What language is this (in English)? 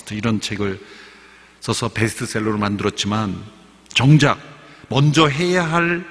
Korean